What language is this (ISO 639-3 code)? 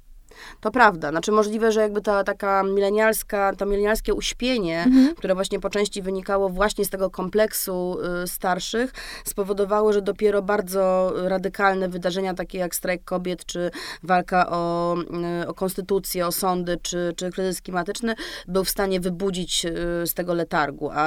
pol